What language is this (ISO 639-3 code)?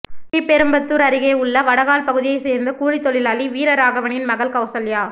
tam